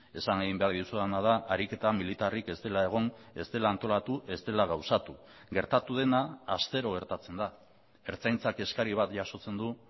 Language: Basque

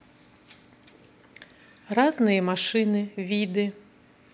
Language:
Russian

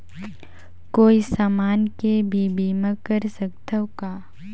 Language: Chhattisgarhi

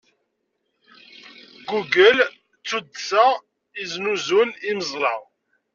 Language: Kabyle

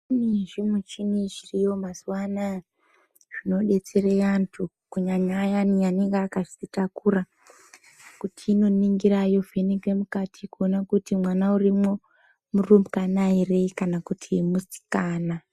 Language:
Ndau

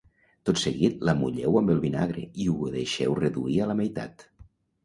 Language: Catalan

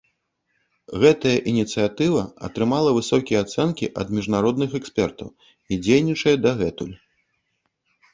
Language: Belarusian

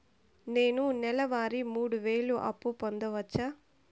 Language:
Telugu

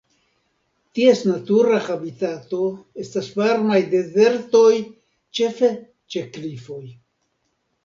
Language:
Esperanto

